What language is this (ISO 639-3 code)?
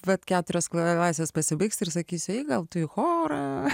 lit